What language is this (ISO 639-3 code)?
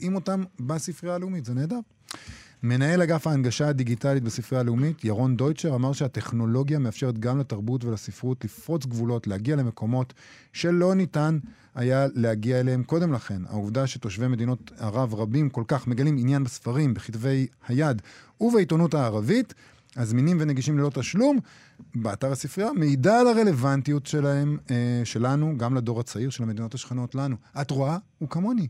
heb